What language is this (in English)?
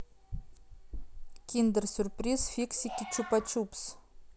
Russian